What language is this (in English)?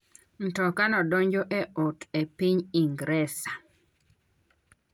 Luo (Kenya and Tanzania)